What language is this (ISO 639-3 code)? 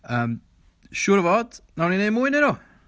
cym